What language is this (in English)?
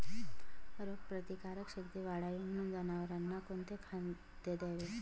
Marathi